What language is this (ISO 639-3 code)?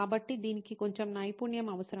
tel